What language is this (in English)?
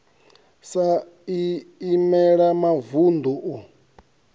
Venda